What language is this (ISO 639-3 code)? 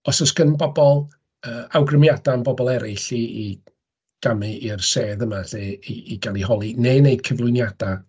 cym